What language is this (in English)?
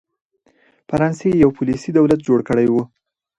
Pashto